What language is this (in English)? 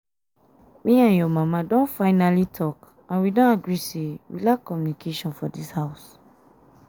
Nigerian Pidgin